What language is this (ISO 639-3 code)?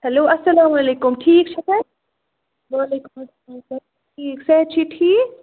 kas